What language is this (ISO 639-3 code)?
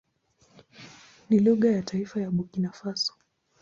swa